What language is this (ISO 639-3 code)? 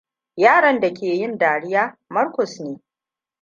hau